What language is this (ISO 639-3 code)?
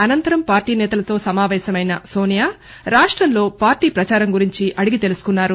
tel